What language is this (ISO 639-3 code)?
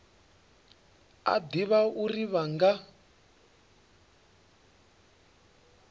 ven